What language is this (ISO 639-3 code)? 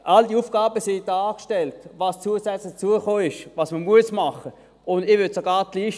gsw